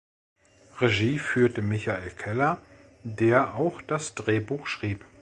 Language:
German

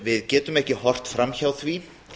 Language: Icelandic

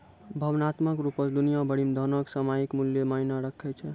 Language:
Maithili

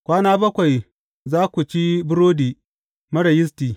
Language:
Hausa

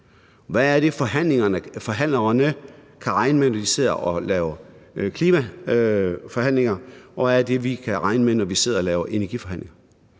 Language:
Danish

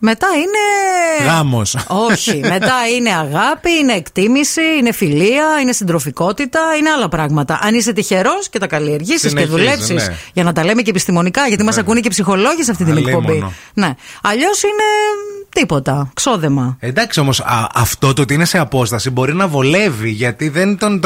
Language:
Greek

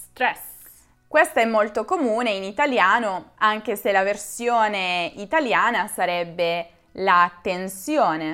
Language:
Italian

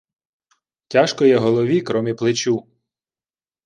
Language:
Ukrainian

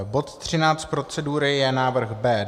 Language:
Czech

